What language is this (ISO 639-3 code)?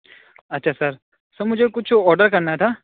urd